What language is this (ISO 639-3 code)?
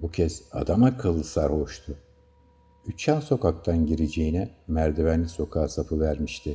tur